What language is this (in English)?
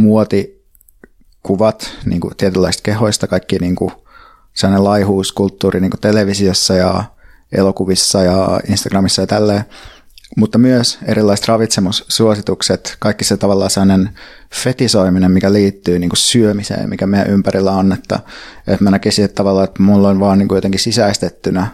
Finnish